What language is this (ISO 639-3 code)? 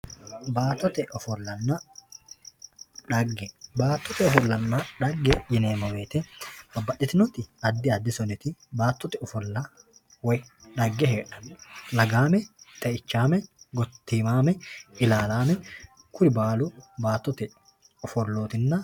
sid